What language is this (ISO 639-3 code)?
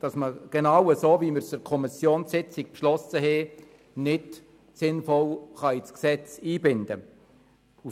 gsw